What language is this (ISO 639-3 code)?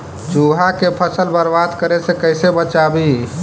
mag